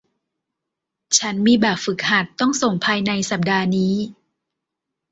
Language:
Thai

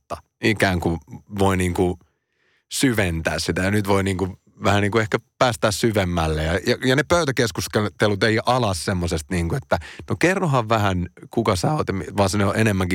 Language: Finnish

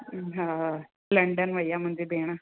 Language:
Sindhi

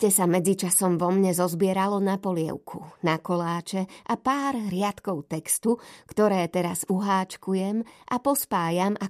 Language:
Slovak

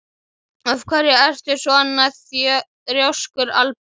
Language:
Icelandic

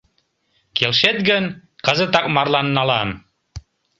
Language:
Mari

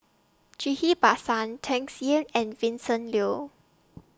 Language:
English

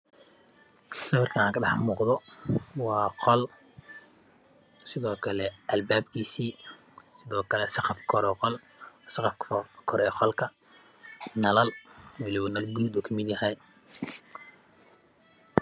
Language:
Somali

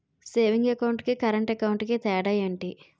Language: Telugu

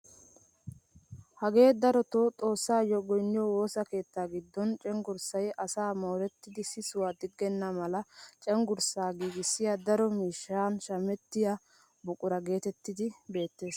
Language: Wolaytta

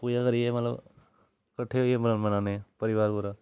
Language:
Dogri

